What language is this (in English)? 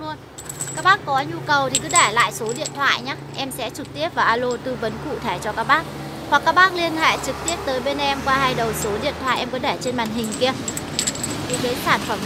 Vietnamese